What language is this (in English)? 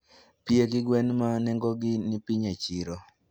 Luo (Kenya and Tanzania)